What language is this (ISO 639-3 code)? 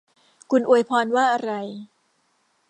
tha